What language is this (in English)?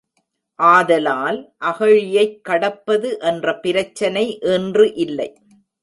Tamil